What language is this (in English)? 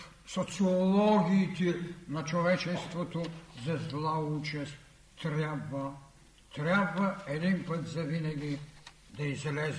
Bulgarian